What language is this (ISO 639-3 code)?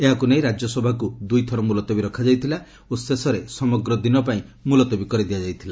ori